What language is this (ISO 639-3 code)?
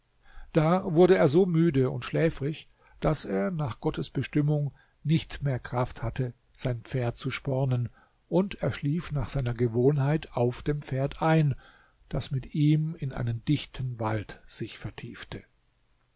deu